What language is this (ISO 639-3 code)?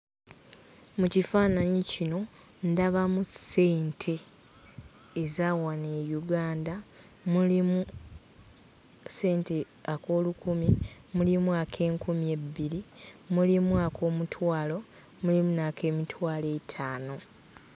lug